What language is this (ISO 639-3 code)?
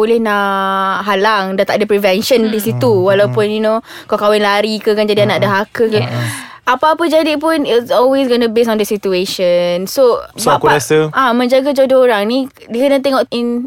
msa